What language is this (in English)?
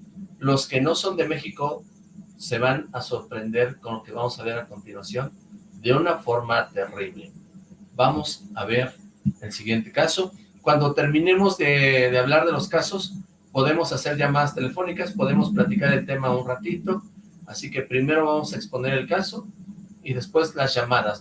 Spanish